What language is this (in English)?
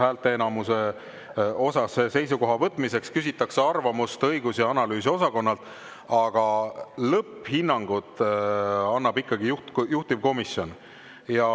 Estonian